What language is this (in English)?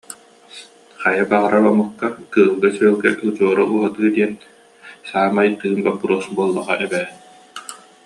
Yakut